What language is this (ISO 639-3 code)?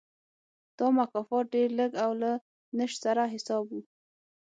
pus